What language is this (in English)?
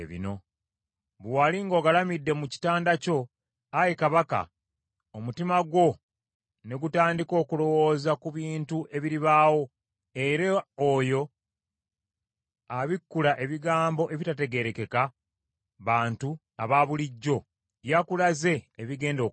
Ganda